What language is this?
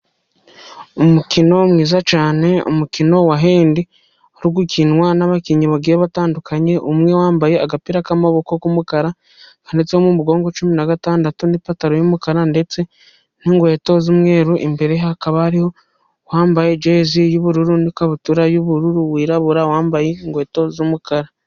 Kinyarwanda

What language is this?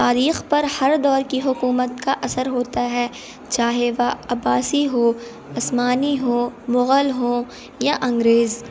Urdu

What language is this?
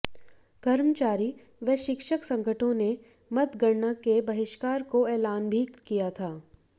Hindi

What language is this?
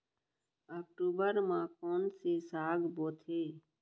Chhattisgarhi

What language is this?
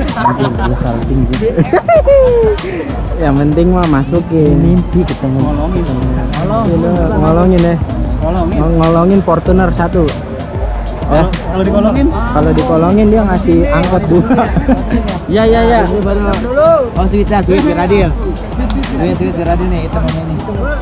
Indonesian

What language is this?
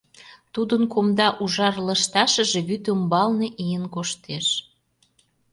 Mari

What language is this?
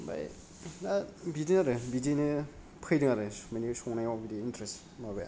Bodo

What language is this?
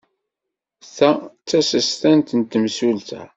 Kabyle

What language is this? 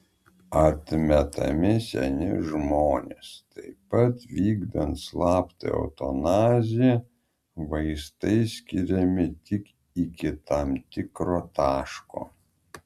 Lithuanian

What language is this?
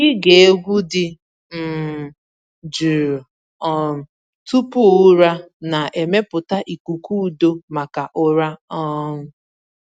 Igbo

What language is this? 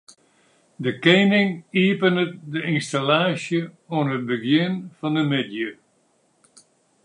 Western Frisian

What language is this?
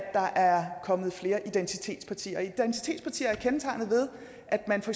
Danish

